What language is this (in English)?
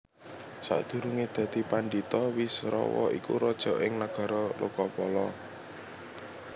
Javanese